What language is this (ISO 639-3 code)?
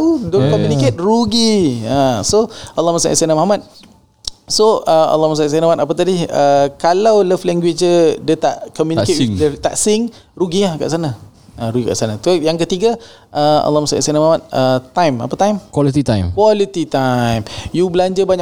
msa